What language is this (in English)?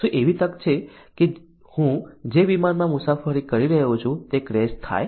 Gujarati